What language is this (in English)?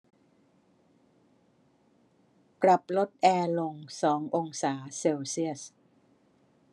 Thai